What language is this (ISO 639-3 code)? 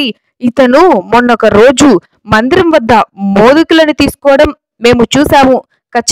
tel